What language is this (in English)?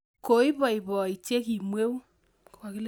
Kalenjin